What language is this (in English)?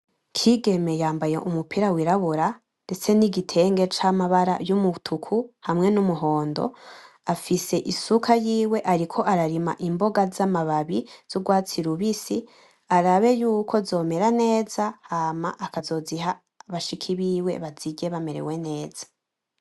Rundi